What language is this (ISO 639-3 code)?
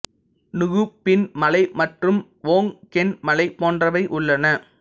tam